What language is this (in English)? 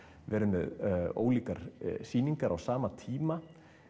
Icelandic